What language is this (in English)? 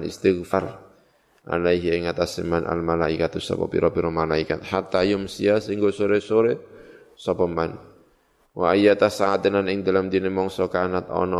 Indonesian